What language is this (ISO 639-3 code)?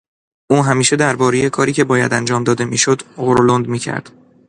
fas